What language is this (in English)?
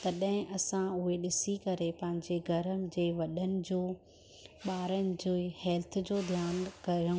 Sindhi